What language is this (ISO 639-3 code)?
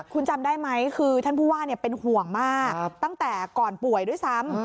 tha